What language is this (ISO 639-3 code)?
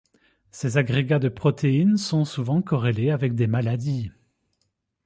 fra